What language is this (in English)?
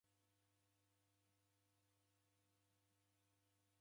Taita